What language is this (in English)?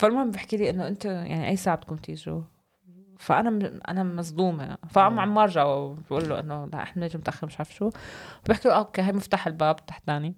Arabic